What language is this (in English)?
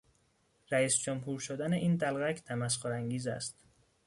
Persian